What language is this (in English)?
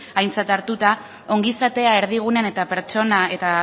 Basque